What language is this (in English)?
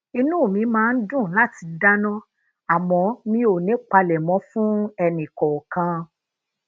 Yoruba